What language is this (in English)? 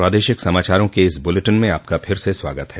Hindi